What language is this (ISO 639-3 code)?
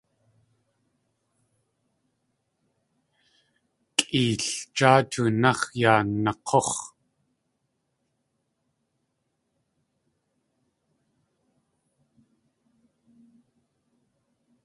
tli